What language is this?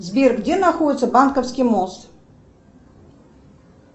Russian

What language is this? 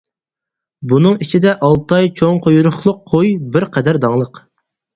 Uyghur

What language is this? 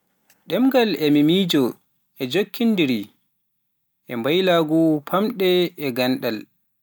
Pular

